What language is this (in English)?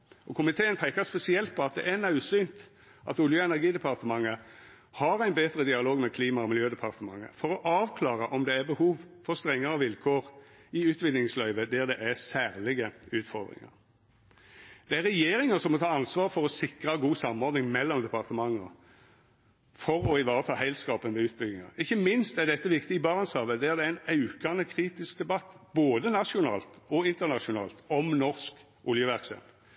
Norwegian Nynorsk